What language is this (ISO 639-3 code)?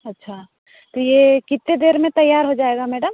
hin